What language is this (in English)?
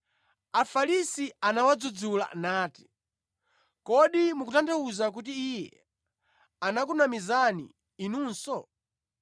Nyanja